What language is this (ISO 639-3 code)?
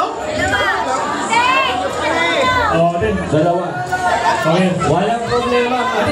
fil